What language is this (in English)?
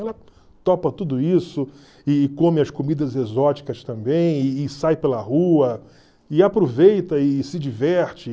Portuguese